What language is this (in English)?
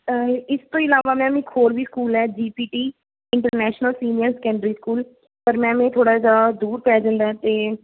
Punjabi